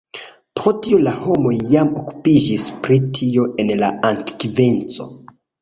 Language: Esperanto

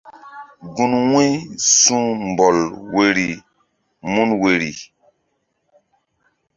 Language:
Mbum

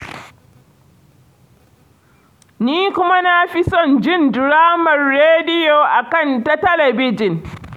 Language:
Hausa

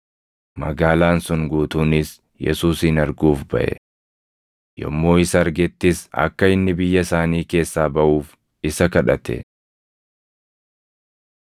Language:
Oromo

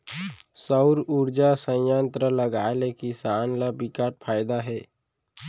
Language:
Chhattisgarhi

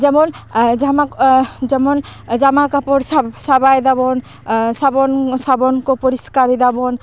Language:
Santali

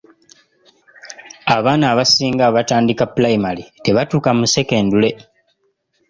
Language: Ganda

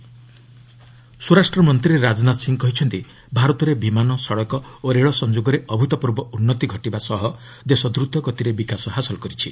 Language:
Odia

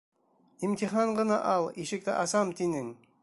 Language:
Bashkir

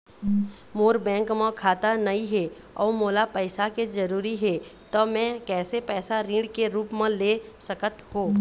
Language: Chhattisgarhi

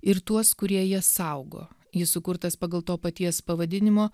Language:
Lithuanian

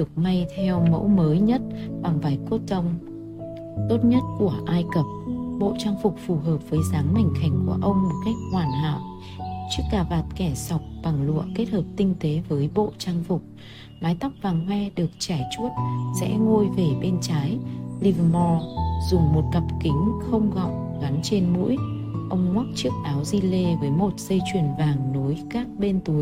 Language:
Vietnamese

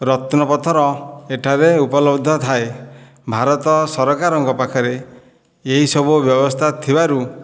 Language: Odia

